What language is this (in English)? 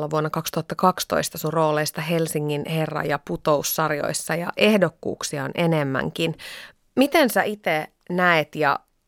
Finnish